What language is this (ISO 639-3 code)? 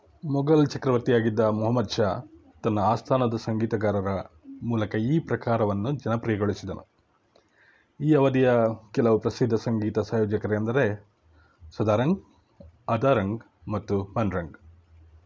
kan